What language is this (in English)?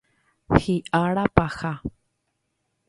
Guarani